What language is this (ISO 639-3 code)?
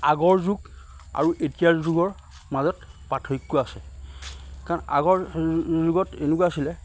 asm